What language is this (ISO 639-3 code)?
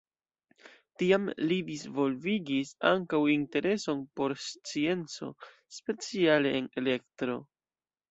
epo